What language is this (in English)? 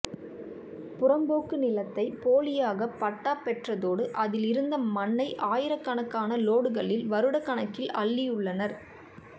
Tamil